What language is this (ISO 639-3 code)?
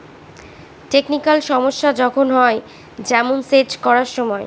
ben